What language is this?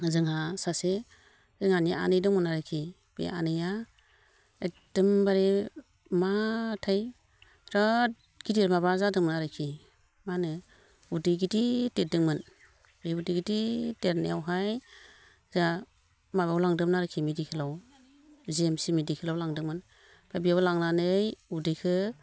Bodo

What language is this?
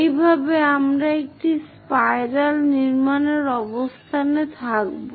Bangla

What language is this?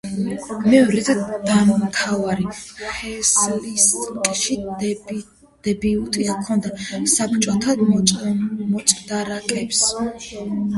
Georgian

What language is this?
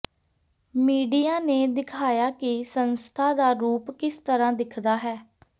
Punjabi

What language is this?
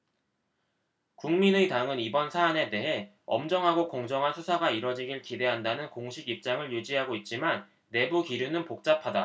Korean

